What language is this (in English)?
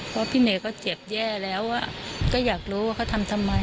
Thai